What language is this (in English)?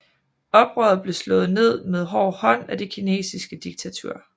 Danish